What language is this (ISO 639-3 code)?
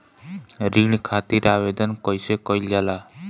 bho